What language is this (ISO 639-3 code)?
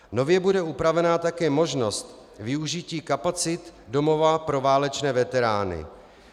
ces